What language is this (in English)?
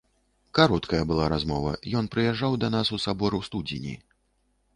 Belarusian